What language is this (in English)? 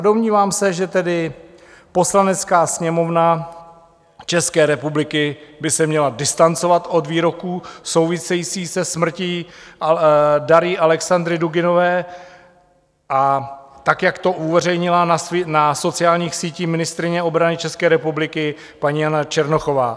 Czech